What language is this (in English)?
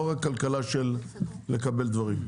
Hebrew